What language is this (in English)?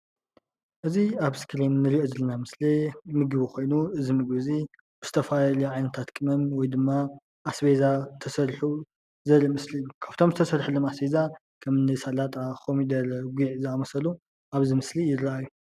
Tigrinya